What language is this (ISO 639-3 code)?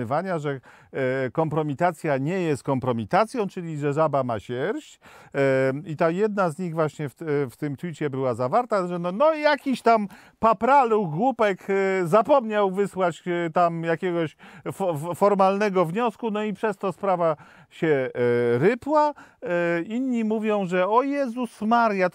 pol